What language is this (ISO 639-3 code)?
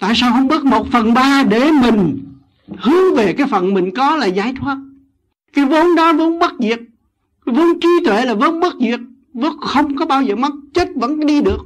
vie